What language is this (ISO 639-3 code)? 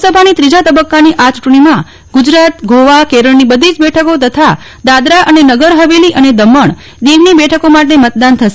guj